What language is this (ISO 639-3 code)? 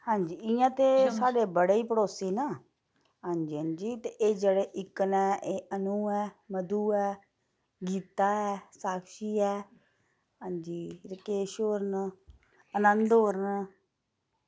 doi